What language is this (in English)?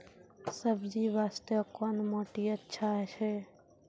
Maithili